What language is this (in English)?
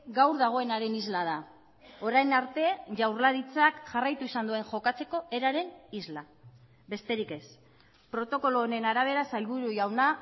Basque